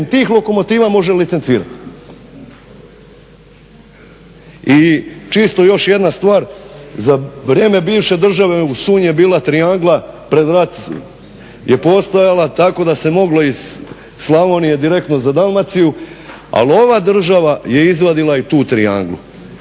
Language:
Croatian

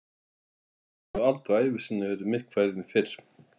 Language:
Icelandic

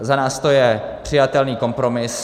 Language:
Czech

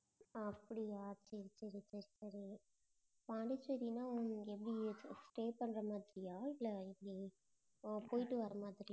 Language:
Tamil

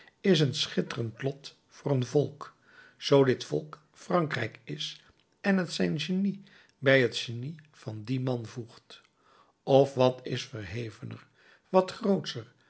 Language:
Dutch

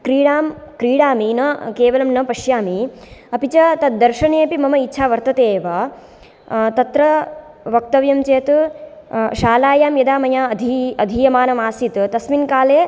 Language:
Sanskrit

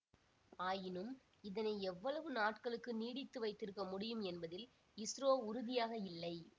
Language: Tamil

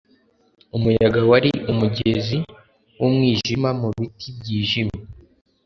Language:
Kinyarwanda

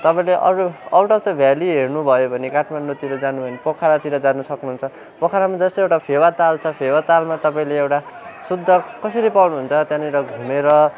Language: Nepali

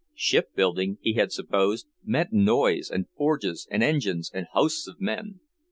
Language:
English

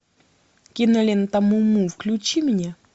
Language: Russian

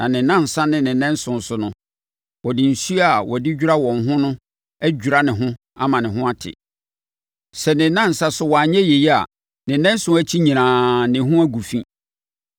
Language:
Akan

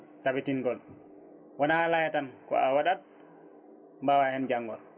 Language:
Fula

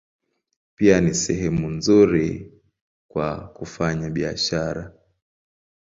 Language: Swahili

